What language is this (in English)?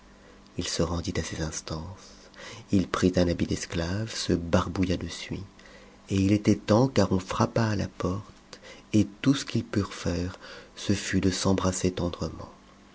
French